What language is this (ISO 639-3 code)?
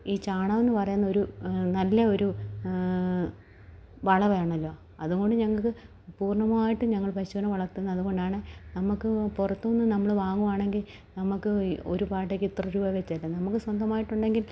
mal